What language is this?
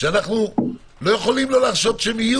Hebrew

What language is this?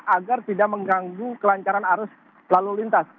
Indonesian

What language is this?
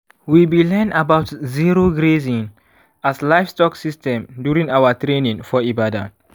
Nigerian Pidgin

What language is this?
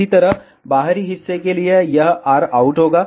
Hindi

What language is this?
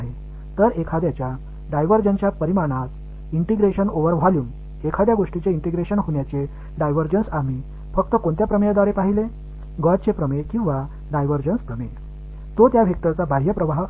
Tamil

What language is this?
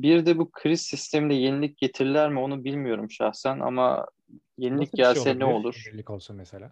Turkish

